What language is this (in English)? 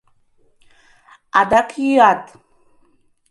Mari